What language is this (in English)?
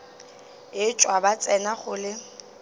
Northern Sotho